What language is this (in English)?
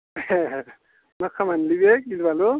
Bodo